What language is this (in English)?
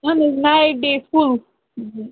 Kashmiri